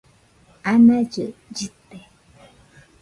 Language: Nüpode Huitoto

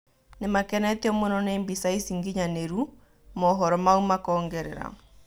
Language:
Kikuyu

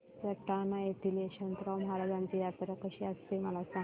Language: Marathi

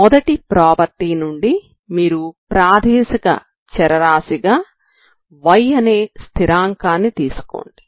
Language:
Telugu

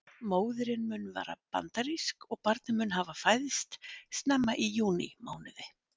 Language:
Icelandic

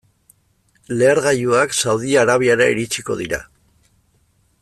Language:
Basque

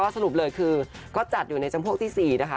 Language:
Thai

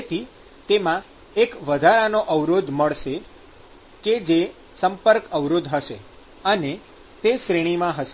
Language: Gujarati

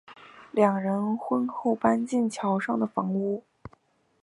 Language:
Chinese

